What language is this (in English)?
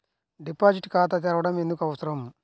Telugu